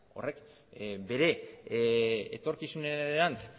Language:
Basque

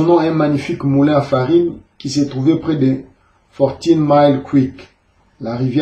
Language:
French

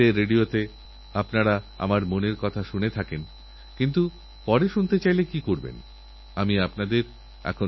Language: Bangla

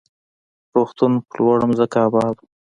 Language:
Pashto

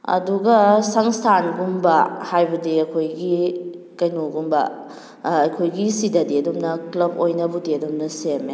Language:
Manipuri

